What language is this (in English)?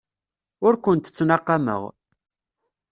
Kabyle